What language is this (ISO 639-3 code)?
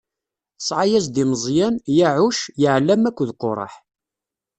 kab